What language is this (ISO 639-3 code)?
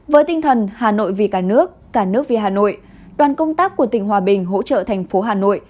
vie